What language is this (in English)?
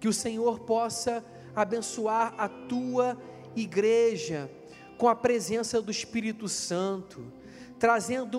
Portuguese